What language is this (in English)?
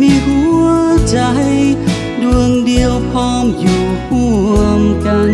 Thai